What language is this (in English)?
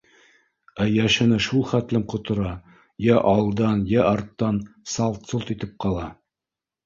Bashkir